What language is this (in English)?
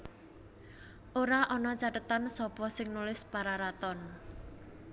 Javanese